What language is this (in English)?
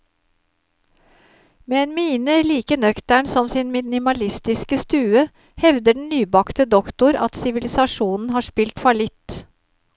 Norwegian